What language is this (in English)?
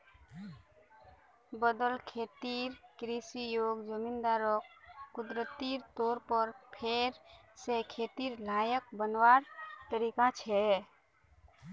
Magahi